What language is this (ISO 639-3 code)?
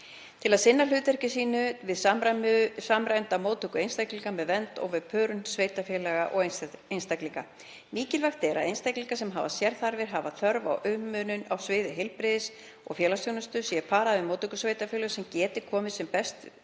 isl